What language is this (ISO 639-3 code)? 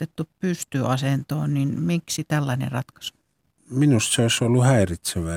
fin